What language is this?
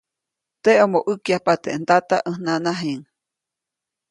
Copainalá Zoque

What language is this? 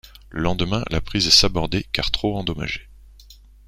French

